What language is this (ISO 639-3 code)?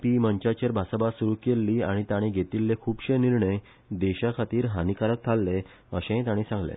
kok